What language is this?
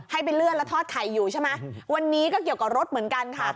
Thai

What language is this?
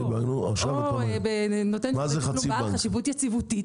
Hebrew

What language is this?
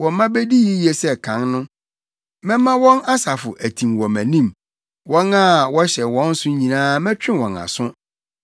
Akan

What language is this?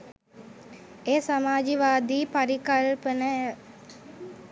Sinhala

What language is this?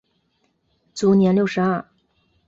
Chinese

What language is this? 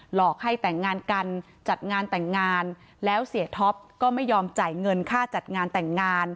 Thai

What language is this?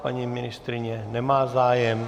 Czech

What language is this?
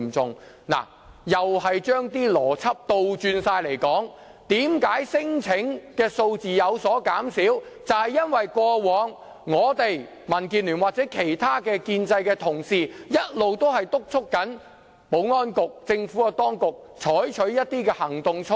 Cantonese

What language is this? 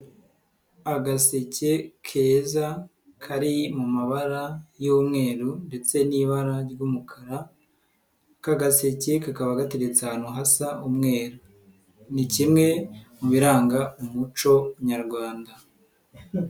Kinyarwanda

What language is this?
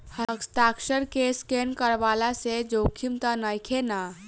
Bhojpuri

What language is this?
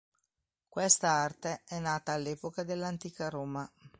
Italian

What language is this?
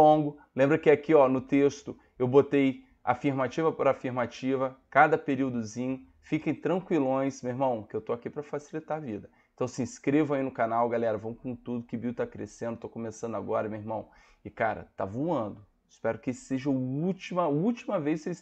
Portuguese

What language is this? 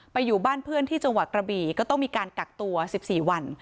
Thai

